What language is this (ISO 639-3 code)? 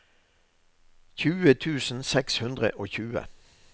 nor